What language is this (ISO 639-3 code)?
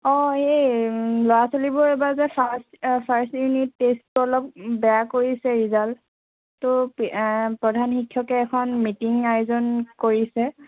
asm